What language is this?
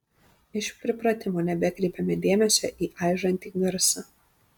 Lithuanian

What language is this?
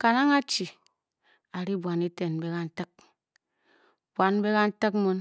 Bokyi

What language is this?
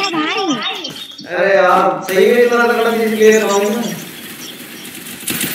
Hindi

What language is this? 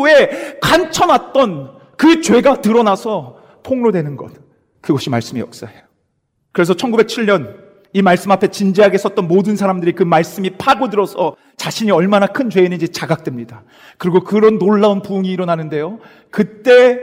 Korean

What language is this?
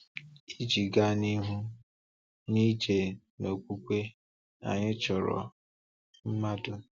Igbo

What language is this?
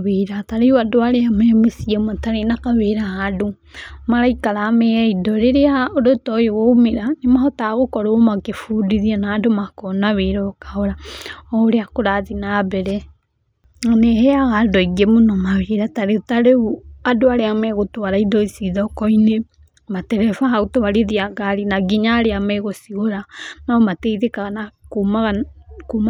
Kikuyu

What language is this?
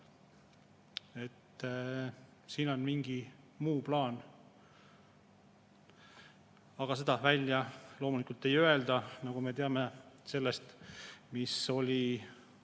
Estonian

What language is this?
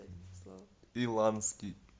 Russian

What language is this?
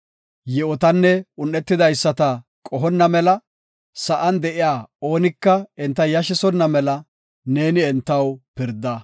Gofa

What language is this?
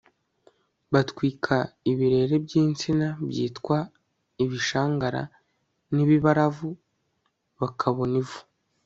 Kinyarwanda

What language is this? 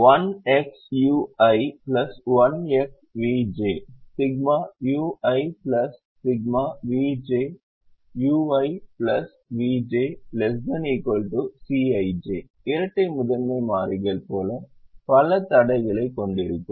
Tamil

